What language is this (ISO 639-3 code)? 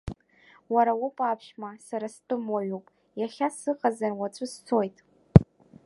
abk